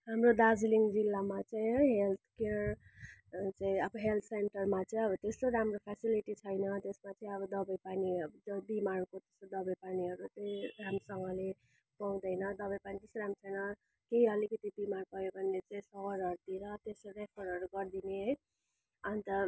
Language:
Nepali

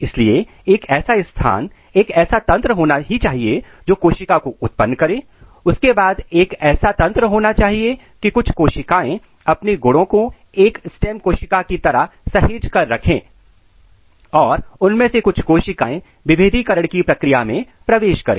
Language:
Hindi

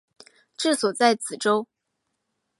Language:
Chinese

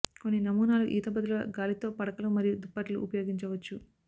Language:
Telugu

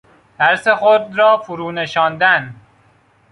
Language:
Persian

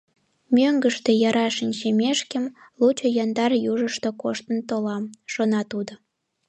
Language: Mari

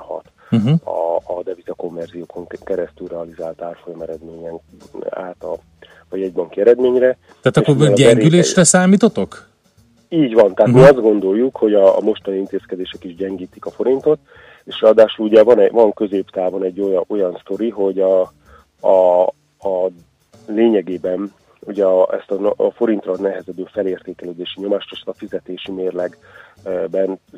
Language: Hungarian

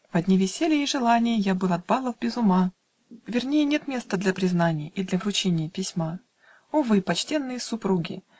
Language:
Russian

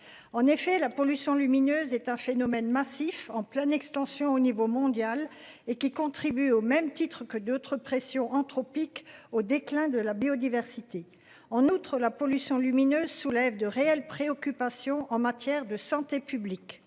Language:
French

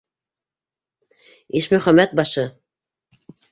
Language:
Bashkir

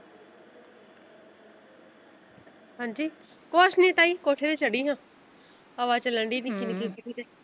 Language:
Punjabi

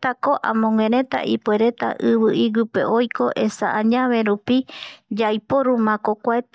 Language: Eastern Bolivian Guaraní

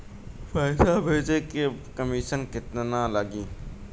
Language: Bhojpuri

